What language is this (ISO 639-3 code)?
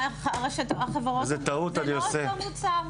heb